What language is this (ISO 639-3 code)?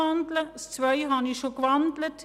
gsw